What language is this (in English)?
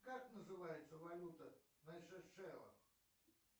Russian